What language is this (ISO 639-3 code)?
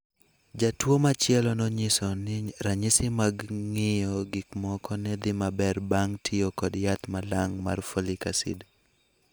luo